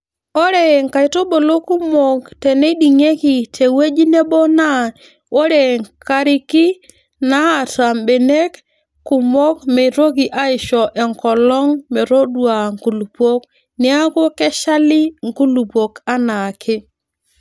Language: Masai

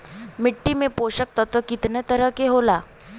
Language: Bhojpuri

